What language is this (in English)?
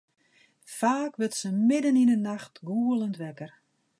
Western Frisian